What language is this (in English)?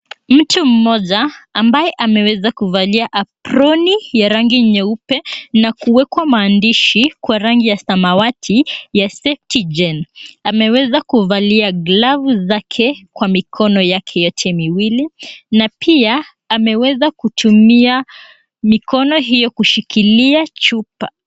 Swahili